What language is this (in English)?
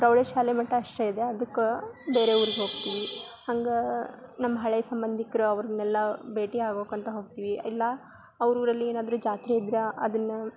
Kannada